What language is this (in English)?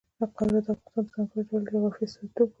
Pashto